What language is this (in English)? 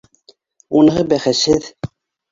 Bashkir